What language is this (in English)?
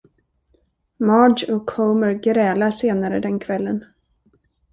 Swedish